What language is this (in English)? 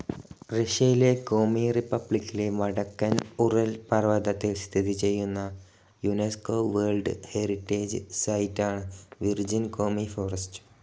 Malayalam